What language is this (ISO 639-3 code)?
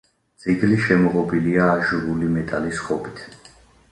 kat